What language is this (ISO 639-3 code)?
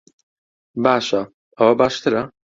ckb